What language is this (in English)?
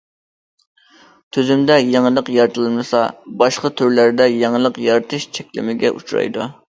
Uyghur